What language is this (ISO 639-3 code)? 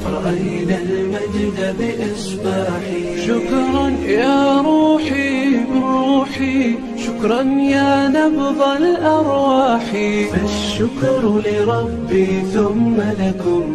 ara